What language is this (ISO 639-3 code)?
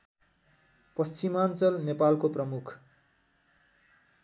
nep